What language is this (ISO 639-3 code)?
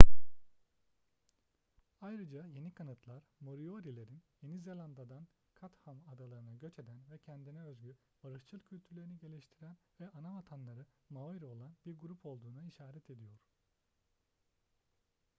tur